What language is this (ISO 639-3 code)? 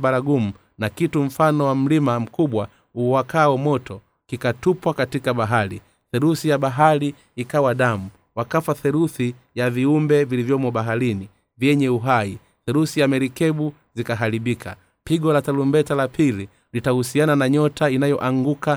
swa